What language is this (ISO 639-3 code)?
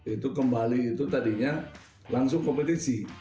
ind